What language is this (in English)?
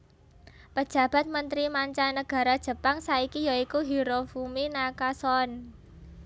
Javanese